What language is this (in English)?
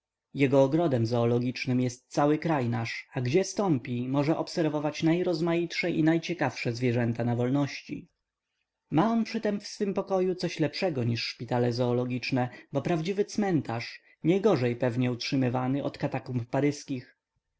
Polish